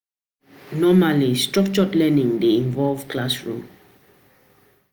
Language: Nigerian Pidgin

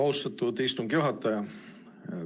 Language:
Estonian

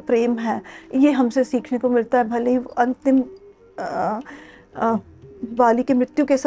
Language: Hindi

